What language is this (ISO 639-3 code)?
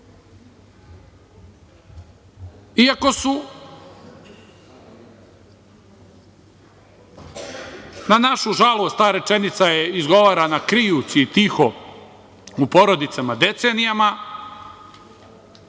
srp